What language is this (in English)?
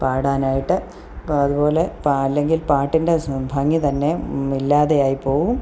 Malayalam